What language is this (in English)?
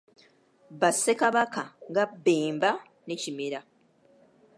Ganda